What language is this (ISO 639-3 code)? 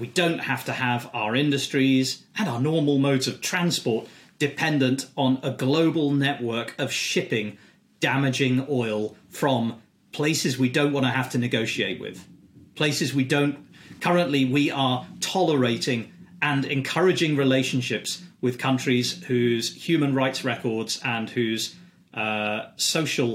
eng